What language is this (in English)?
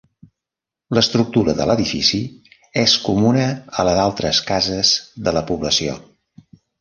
Catalan